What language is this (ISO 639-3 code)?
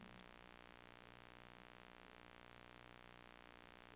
nor